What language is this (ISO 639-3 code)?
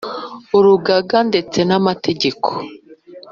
kin